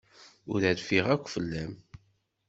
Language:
Kabyle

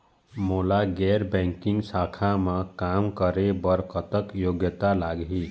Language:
Chhattisgarhi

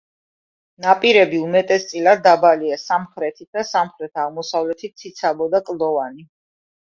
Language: Georgian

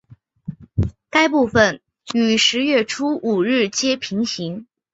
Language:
Chinese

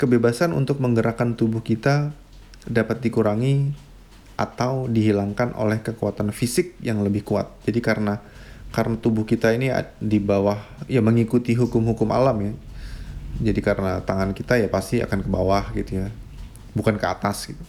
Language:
Indonesian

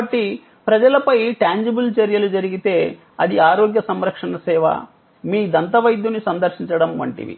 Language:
Telugu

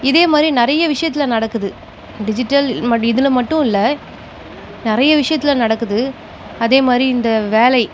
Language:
Tamil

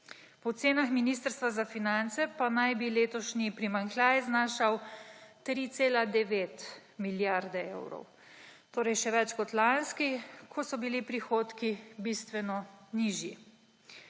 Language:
Slovenian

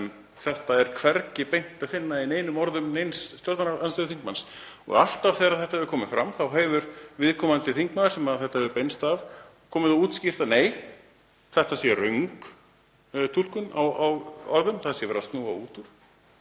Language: Icelandic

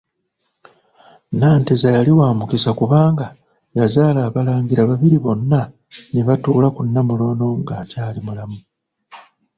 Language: Ganda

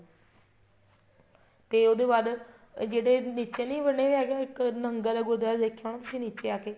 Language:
Punjabi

